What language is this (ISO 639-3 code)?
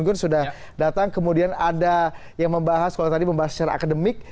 ind